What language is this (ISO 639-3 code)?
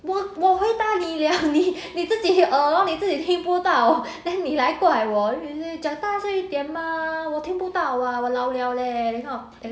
eng